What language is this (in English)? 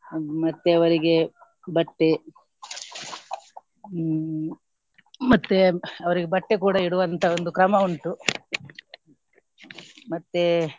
Kannada